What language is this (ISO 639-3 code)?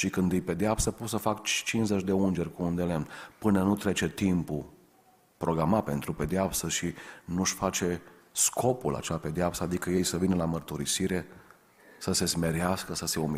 ron